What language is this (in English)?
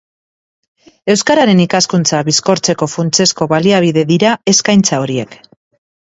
Basque